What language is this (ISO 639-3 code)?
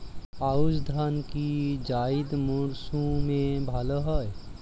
ben